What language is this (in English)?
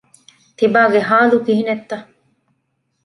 Divehi